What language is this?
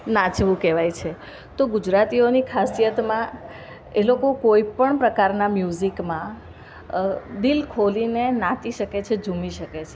Gujarati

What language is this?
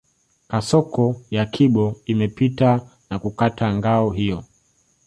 Swahili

